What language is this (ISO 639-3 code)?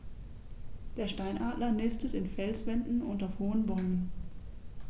deu